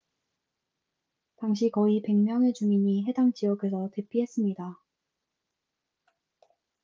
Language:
Korean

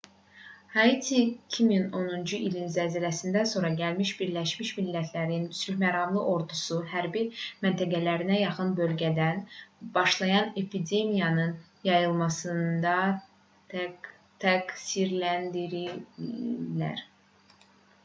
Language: Azerbaijani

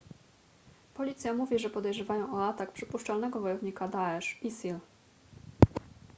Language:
Polish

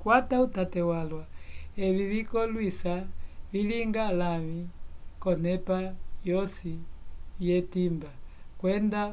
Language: Umbundu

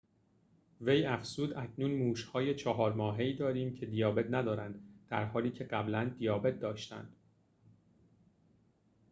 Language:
Persian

